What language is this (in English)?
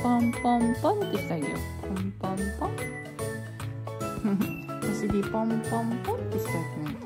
Japanese